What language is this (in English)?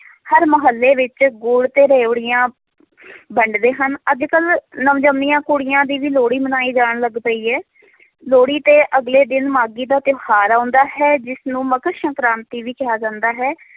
Punjabi